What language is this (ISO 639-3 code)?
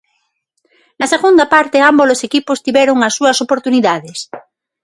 glg